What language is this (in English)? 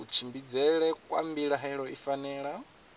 Venda